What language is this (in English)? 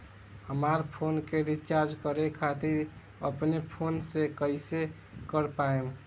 Bhojpuri